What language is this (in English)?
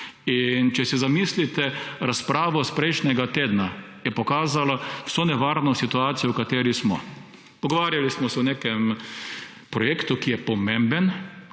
Slovenian